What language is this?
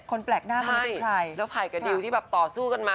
Thai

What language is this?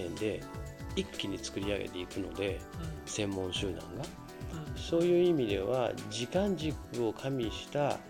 Japanese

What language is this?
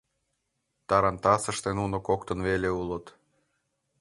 Mari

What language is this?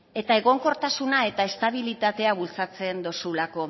Basque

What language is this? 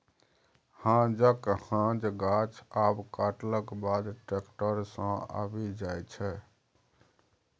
Maithili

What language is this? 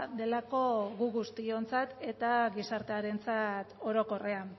Basque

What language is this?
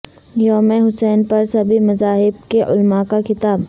Urdu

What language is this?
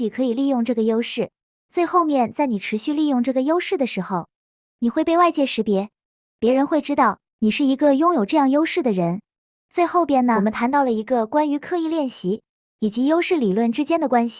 Chinese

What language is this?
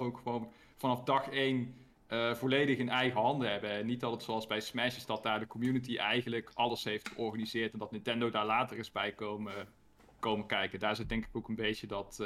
Dutch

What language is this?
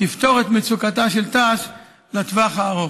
Hebrew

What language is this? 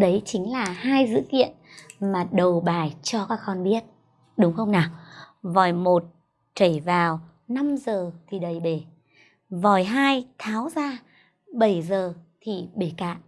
Vietnamese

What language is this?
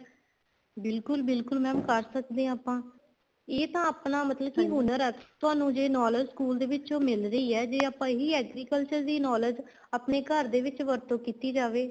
Punjabi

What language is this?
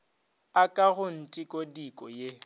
Northern Sotho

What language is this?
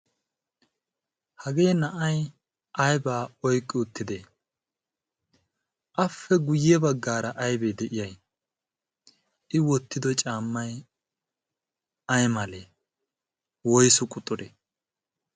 Wolaytta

